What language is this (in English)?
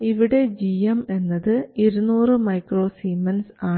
Malayalam